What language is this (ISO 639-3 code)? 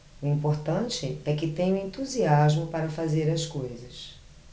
por